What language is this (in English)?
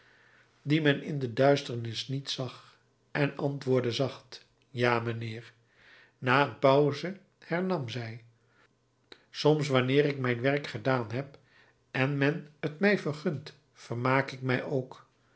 Dutch